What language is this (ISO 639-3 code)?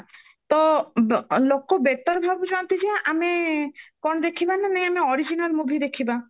ori